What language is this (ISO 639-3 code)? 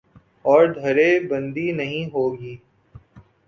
urd